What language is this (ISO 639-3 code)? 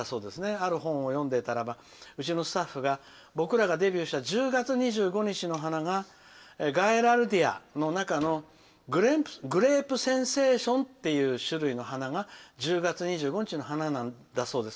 jpn